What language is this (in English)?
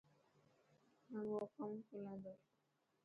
Dhatki